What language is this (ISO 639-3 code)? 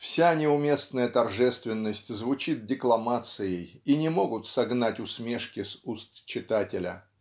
rus